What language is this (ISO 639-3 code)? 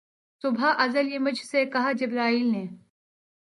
urd